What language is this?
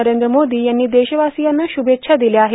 Marathi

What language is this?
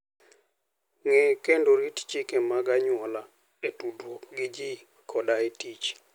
Luo (Kenya and Tanzania)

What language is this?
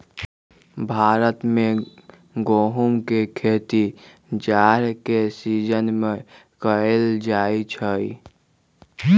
Magahi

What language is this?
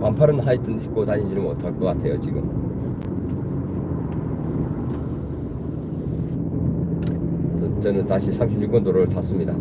Korean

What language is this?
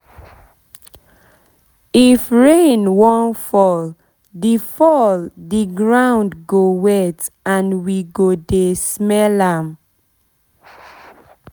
Nigerian Pidgin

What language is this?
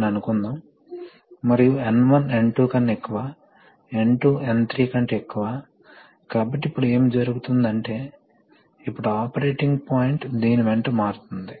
Telugu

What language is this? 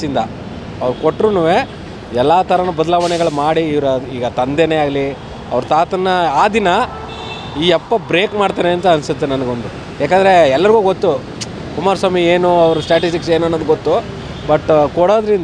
Kannada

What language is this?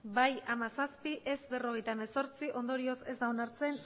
Basque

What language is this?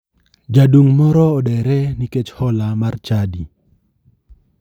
Luo (Kenya and Tanzania)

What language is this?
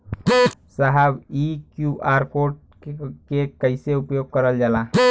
Bhojpuri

